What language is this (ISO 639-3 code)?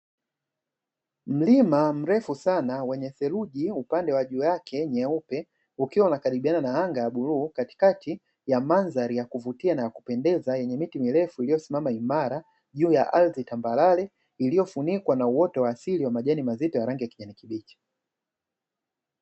swa